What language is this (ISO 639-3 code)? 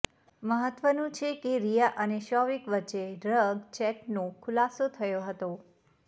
guj